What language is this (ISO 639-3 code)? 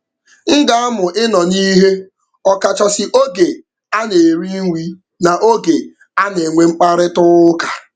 ibo